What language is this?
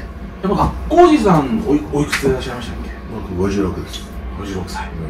Japanese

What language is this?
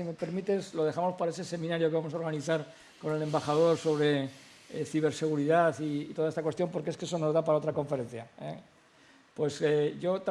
Spanish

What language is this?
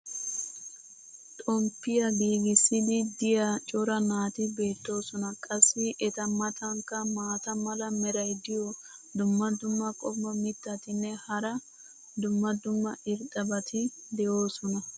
Wolaytta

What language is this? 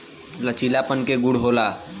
Bhojpuri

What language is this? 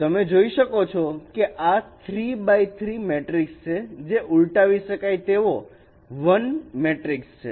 Gujarati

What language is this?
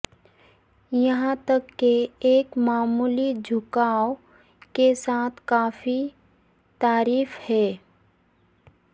Urdu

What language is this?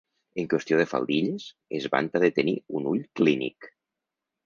Catalan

